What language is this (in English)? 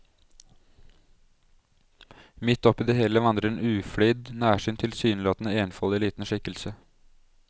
Norwegian